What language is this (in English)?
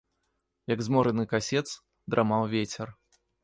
Belarusian